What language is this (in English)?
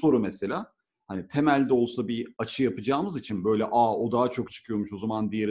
Turkish